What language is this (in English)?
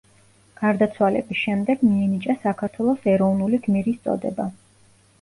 Georgian